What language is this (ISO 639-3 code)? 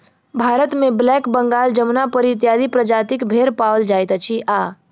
mai